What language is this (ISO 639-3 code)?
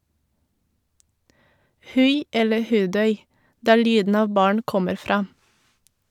nor